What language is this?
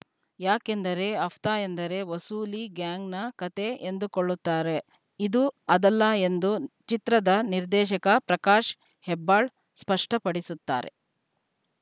Kannada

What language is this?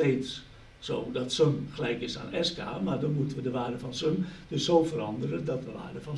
Dutch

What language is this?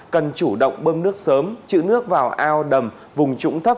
Vietnamese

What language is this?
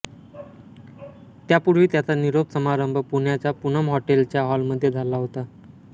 Marathi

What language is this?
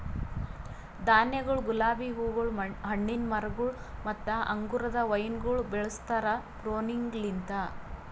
Kannada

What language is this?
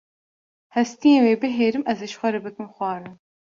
Kurdish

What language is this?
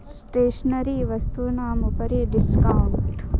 Sanskrit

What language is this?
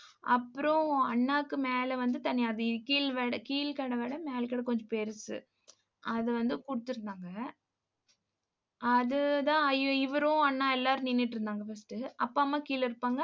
Tamil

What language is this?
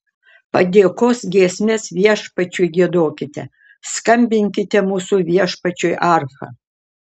Lithuanian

